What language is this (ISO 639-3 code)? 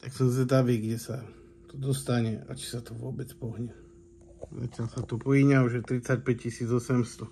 slk